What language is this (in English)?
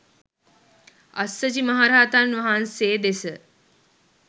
Sinhala